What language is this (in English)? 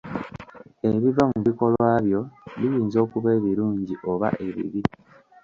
Ganda